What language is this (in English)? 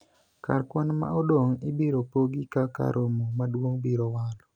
Luo (Kenya and Tanzania)